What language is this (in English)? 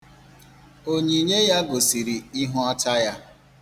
Igbo